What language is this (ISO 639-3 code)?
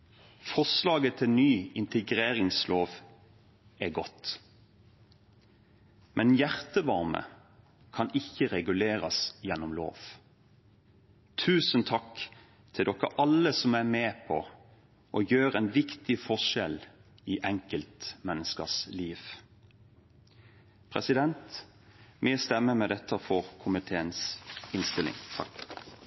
nob